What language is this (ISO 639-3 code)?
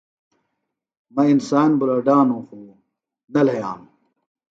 phl